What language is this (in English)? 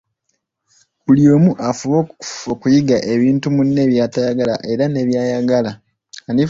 Ganda